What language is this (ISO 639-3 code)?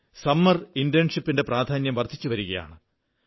mal